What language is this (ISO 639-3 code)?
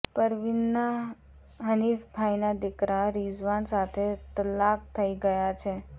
guj